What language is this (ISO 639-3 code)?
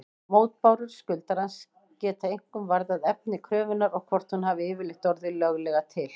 isl